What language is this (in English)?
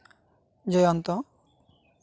Santali